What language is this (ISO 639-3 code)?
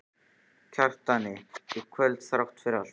isl